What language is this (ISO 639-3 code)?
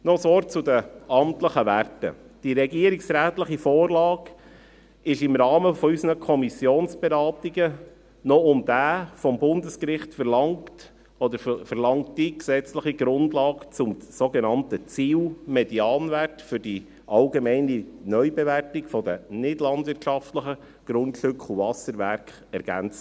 gsw